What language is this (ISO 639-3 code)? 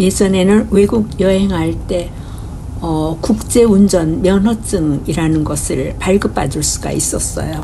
kor